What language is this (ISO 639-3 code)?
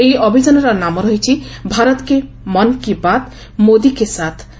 ori